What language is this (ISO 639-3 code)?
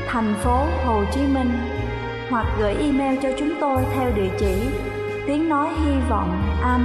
vie